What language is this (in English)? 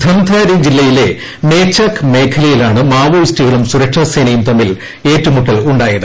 Malayalam